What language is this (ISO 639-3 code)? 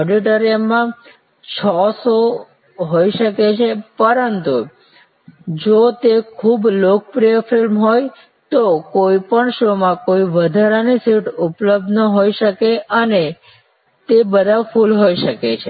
guj